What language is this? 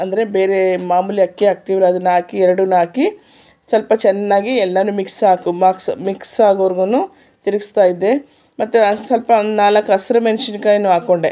Kannada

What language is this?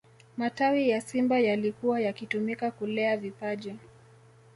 Swahili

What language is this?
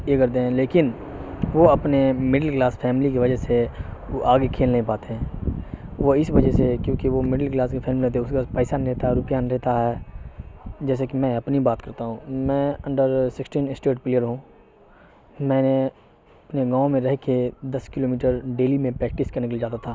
Urdu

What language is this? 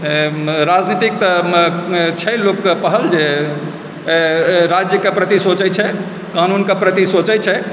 Maithili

